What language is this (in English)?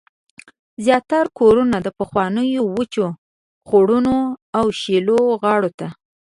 Pashto